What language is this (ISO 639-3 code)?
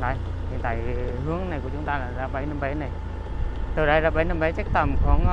vie